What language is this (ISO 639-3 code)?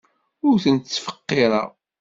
kab